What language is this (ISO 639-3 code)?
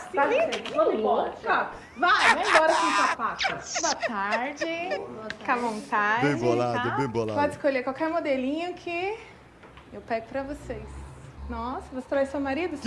por